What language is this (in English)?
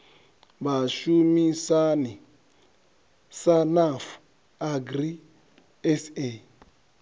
Venda